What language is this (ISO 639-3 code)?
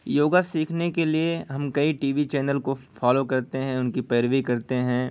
urd